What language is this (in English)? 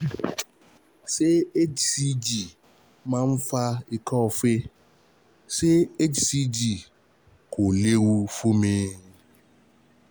Yoruba